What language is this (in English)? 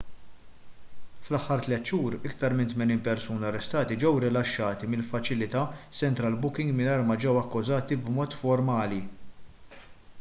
Maltese